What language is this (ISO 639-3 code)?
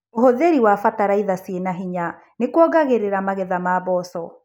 kik